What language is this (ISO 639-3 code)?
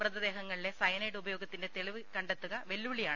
mal